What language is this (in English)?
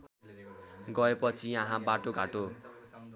Nepali